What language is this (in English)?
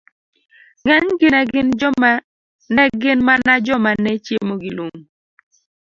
Luo (Kenya and Tanzania)